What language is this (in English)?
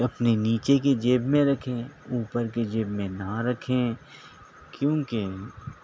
Urdu